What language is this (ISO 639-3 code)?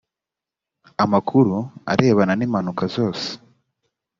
kin